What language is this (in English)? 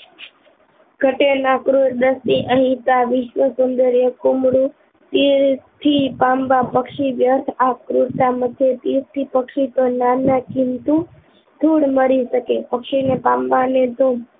Gujarati